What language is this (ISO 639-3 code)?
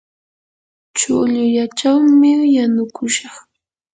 qur